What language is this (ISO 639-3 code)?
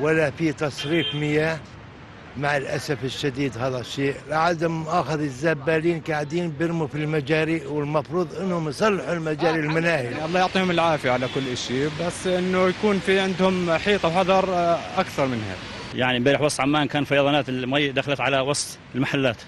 ara